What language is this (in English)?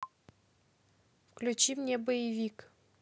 Russian